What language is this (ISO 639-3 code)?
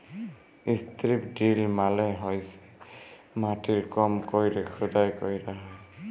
ben